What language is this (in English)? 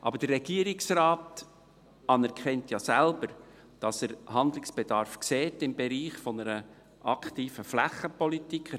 Swiss German